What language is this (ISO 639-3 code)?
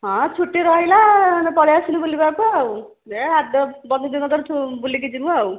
ori